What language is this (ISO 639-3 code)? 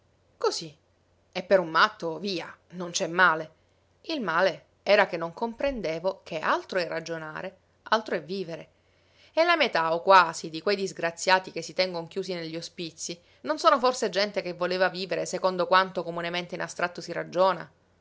ita